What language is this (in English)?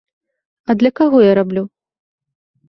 Belarusian